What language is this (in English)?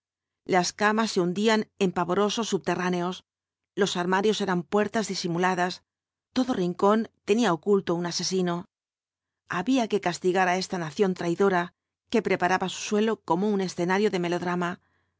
Spanish